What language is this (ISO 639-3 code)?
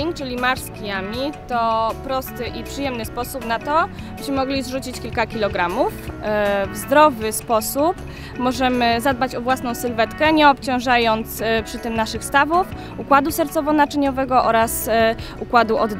pol